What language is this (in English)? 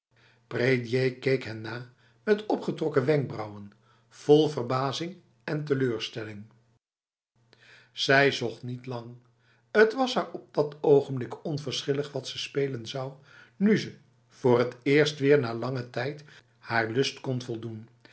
Dutch